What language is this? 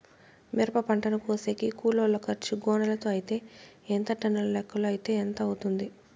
Telugu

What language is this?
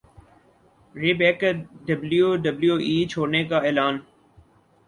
Urdu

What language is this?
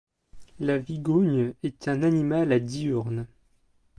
French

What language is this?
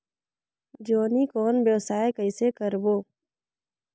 Chhattisgarhi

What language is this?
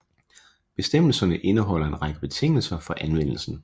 Danish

